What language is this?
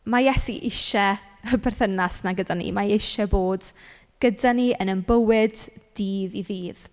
Welsh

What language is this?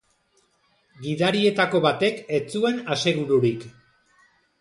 Basque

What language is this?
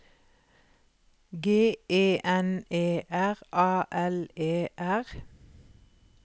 Norwegian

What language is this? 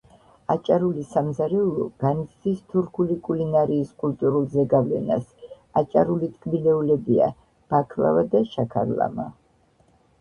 Georgian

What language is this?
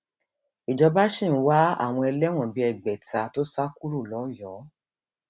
Yoruba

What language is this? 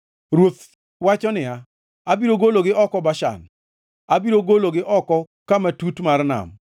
Luo (Kenya and Tanzania)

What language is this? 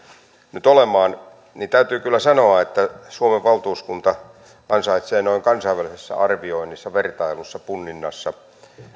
Finnish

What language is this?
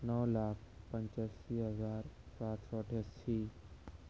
Urdu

